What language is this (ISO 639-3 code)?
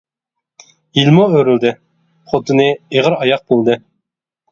uig